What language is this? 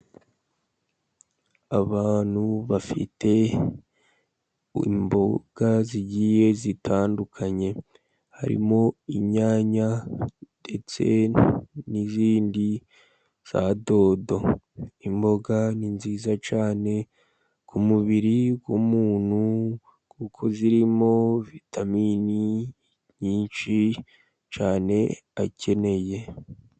Kinyarwanda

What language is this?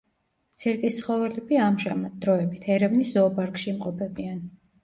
Georgian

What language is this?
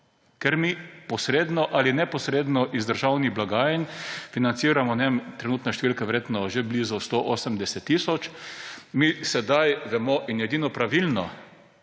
Slovenian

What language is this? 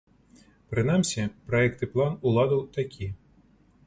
Belarusian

